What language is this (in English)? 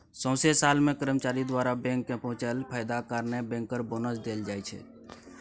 Maithili